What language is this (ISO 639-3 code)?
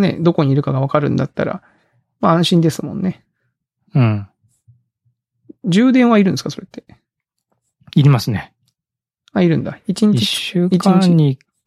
jpn